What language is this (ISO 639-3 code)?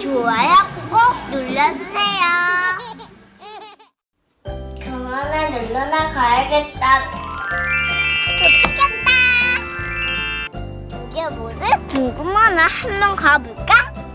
kor